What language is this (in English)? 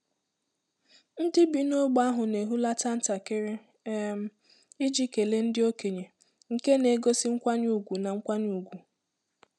Igbo